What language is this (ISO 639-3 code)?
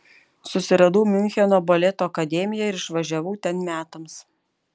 lit